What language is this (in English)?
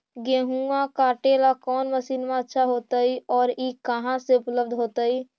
Magahi